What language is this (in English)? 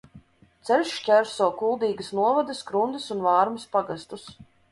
Latvian